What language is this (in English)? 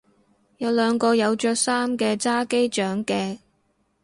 Cantonese